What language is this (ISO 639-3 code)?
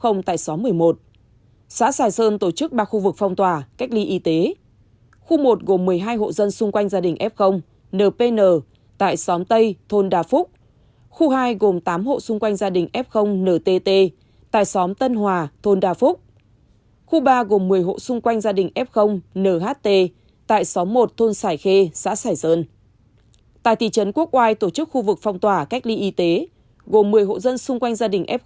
vie